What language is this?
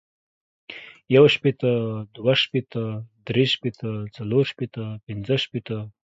Pashto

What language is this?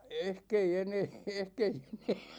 Finnish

